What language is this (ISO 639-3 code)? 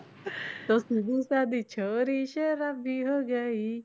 pan